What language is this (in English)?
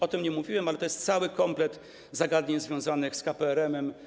Polish